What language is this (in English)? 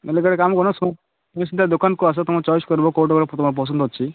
Odia